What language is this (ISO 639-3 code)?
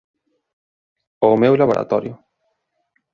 glg